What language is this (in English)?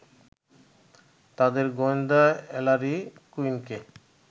Bangla